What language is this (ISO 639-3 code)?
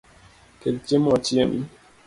luo